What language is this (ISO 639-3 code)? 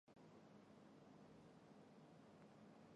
zho